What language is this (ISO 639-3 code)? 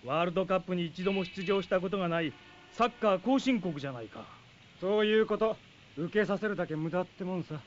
jpn